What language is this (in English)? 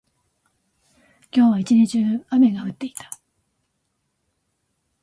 Japanese